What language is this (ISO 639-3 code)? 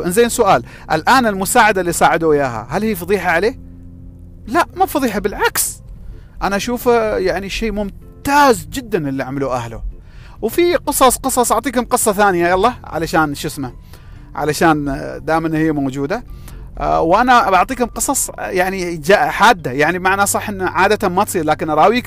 ara